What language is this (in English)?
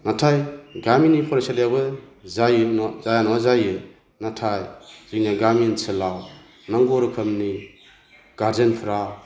Bodo